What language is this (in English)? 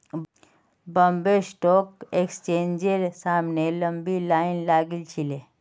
Magahi